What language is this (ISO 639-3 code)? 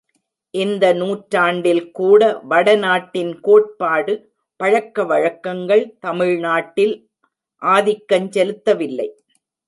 tam